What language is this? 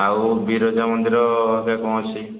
Odia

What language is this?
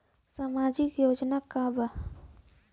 Bhojpuri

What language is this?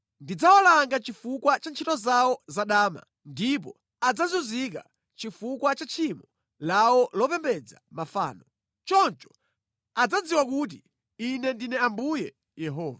Nyanja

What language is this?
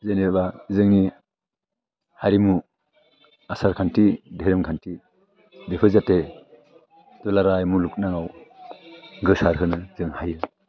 Bodo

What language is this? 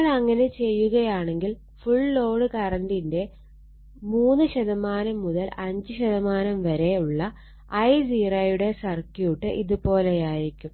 Malayalam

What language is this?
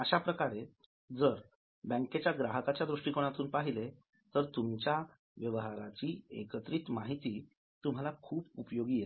Marathi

